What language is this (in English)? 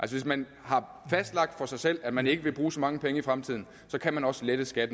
Danish